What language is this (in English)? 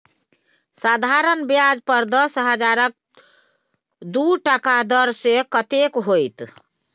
Maithili